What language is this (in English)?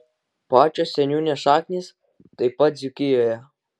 Lithuanian